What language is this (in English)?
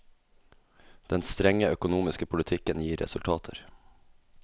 Norwegian